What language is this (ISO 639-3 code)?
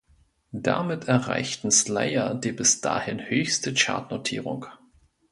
deu